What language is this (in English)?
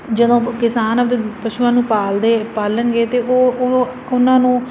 Punjabi